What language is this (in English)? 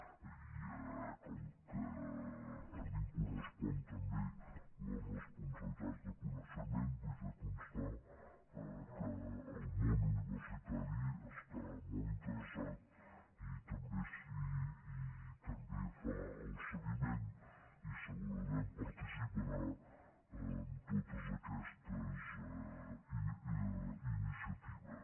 Catalan